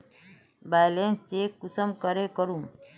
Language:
Magahi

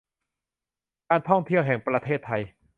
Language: Thai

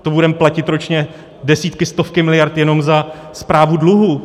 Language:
Czech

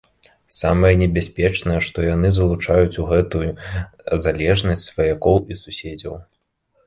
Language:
Belarusian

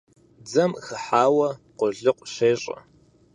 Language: Kabardian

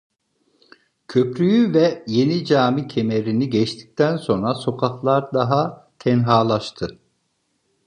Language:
Turkish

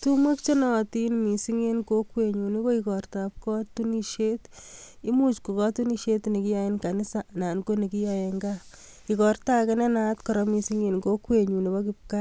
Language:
Kalenjin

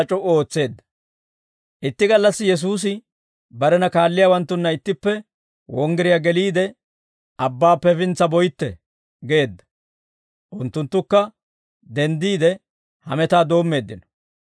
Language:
Dawro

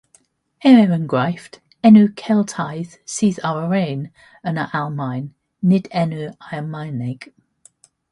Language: Welsh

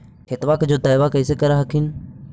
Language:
Magahi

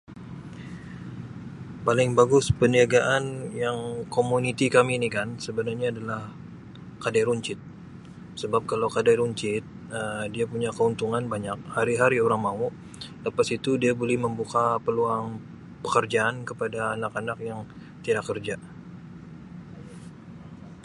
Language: Sabah Malay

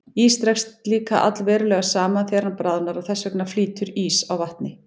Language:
Icelandic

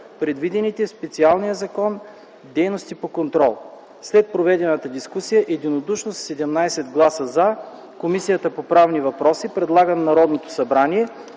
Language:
Bulgarian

